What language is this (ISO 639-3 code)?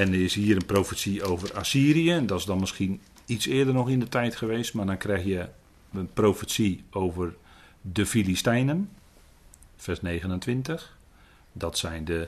nld